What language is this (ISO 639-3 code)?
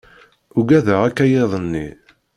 kab